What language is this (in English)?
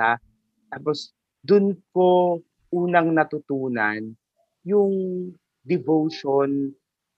Filipino